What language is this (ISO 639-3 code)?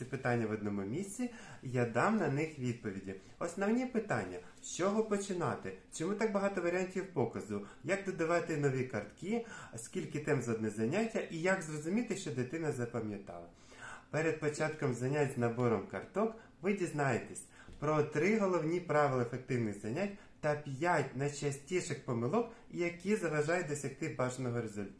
ukr